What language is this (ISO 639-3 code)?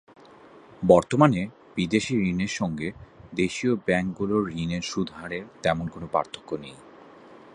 ben